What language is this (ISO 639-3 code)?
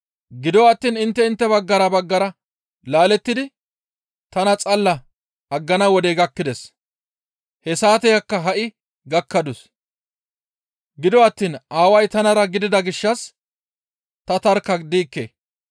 gmv